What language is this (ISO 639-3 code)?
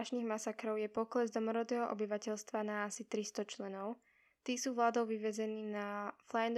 slk